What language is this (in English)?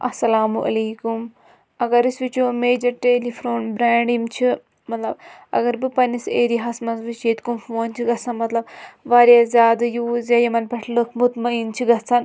Kashmiri